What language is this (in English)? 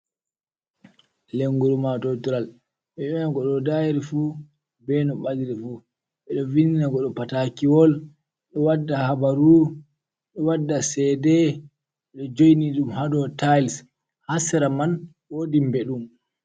Fula